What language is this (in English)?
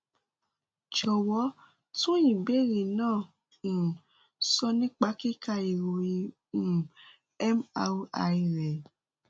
Yoruba